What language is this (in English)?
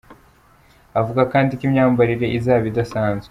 Kinyarwanda